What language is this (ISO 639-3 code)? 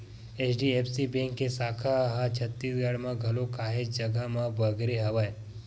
hne